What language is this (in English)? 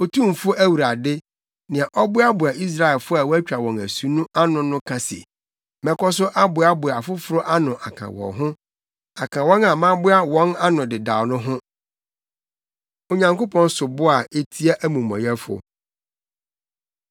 Akan